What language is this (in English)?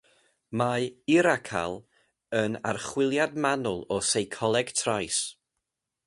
Welsh